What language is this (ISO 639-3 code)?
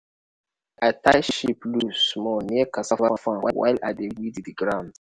pcm